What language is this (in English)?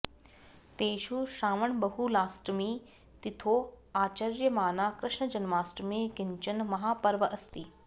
Sanskrit